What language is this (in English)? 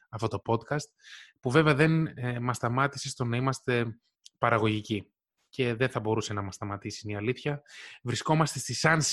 Greek